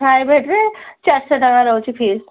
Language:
Odia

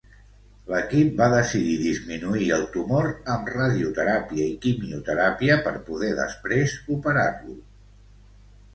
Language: Catalan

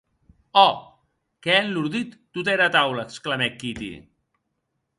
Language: Occitan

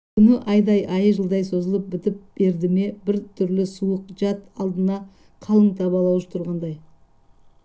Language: Kazakh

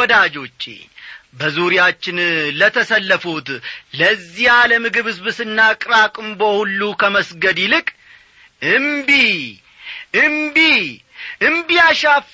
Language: Amharic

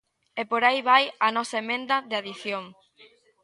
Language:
Galician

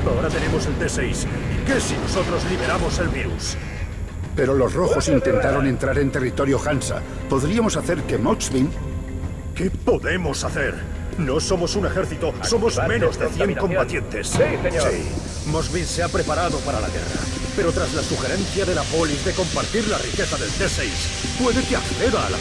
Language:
Spanish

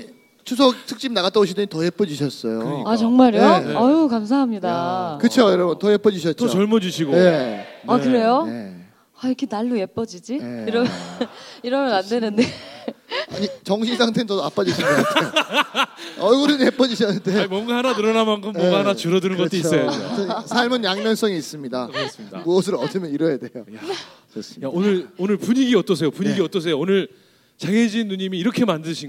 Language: Korean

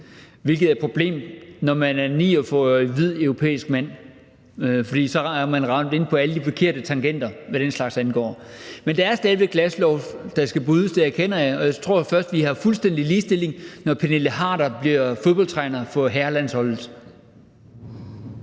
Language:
Danish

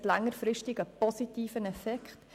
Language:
Swiss German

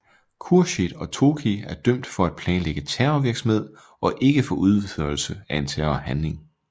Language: Danish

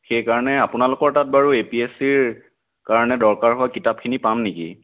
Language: Assamese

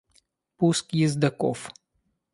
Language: Russian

